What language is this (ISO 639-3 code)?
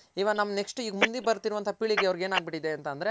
kan